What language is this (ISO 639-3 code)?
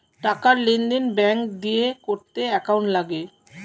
ben